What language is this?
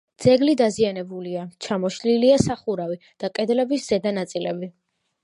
Georgian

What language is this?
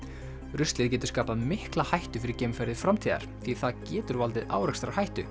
Icelandic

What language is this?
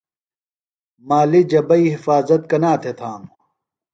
Phalura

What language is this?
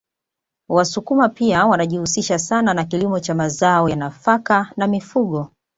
Swahili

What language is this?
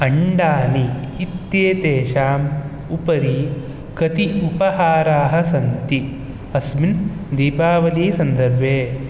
Sanskrit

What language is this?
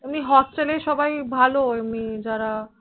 Bangla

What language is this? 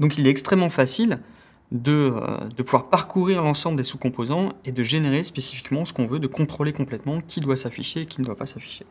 French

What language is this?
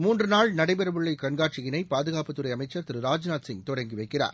Tamil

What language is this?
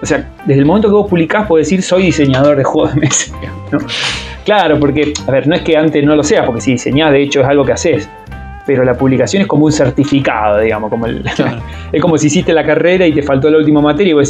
Spanish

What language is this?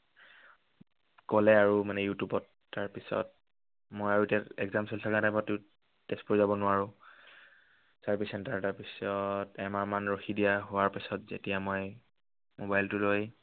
Assamese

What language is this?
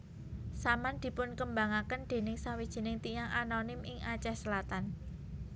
Javanese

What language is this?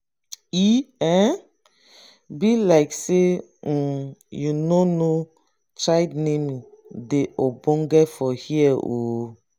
Nigerian Pidgin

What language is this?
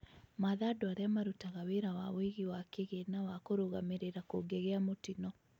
Kikuyu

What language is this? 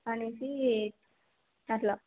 Telugu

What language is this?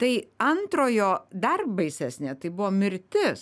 Lithuanian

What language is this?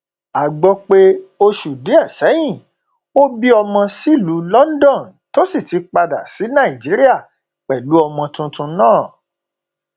Yoruba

